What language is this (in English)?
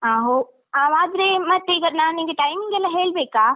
Kannada